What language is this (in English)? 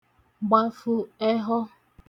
Igbo